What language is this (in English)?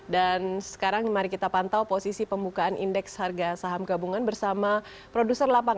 Indonesian